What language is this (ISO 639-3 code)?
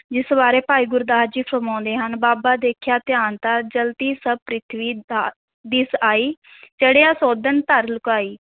pan